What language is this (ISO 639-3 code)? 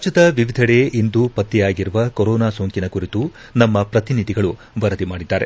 kan